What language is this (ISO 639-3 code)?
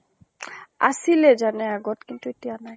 asm